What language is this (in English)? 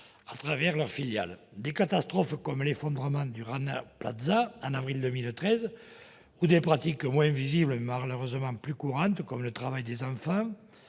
French